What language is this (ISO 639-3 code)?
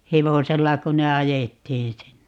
fin